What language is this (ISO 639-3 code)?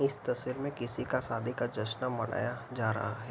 hin